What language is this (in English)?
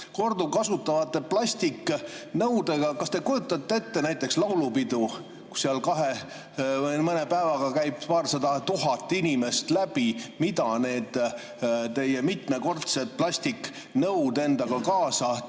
Estonian